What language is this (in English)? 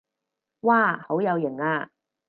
Cantonese